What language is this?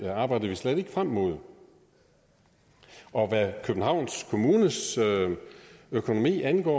Danish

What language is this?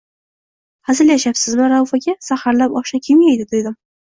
Uzbek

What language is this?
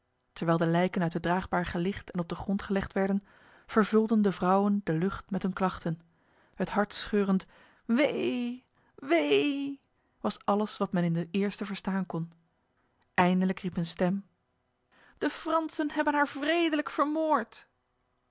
Dutch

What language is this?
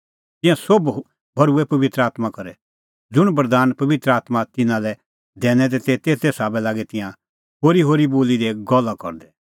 Kullu Pahari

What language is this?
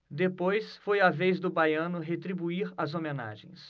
Portuguese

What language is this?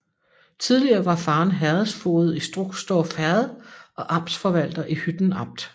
Danish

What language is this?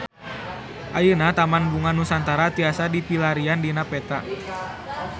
Sundanese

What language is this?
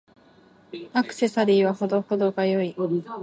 Japanese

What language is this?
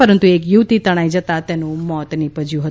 Gujarati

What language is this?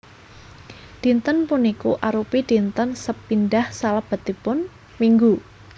Javanese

